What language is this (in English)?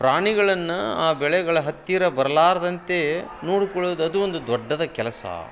Kannada